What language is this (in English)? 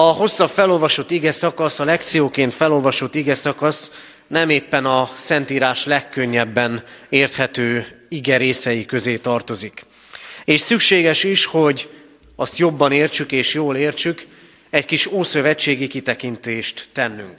Hungarian